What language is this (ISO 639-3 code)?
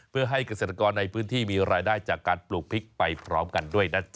tha